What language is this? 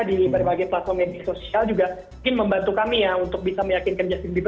Indonesian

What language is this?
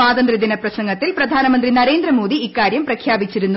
Malayalam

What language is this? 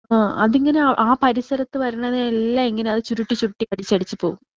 Malayalam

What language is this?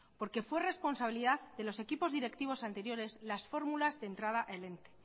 Spanish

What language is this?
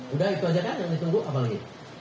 Indonesian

